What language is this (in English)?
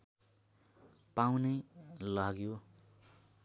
Nepali